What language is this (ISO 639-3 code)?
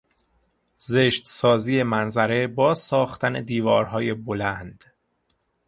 fas